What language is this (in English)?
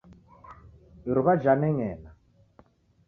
Taita